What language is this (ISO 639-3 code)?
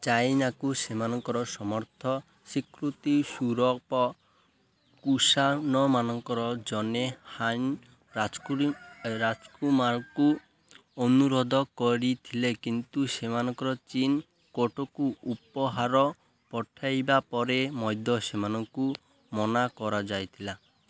ori